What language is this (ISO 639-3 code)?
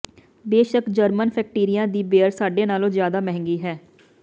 pan